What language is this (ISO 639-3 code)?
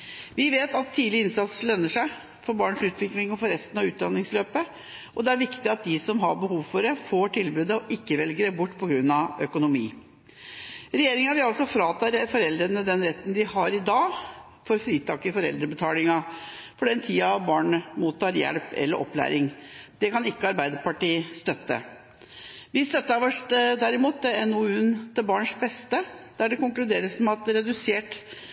nob